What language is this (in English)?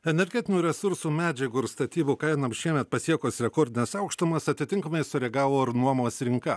Lithuanian